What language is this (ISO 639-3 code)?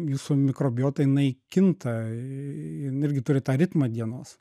lit